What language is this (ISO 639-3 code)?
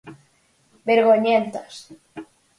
glg